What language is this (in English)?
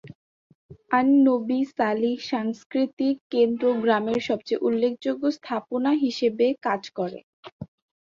Bangla